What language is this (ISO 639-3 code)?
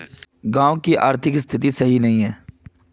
mag